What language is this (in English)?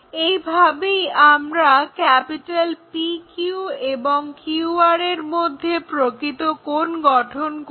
Bangla